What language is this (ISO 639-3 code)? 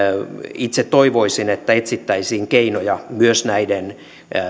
fin